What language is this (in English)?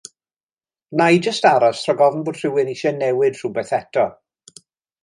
Welsh